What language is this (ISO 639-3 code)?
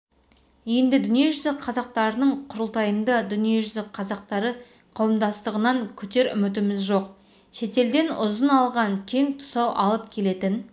kaz